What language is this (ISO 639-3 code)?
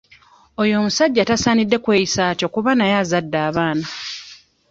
lug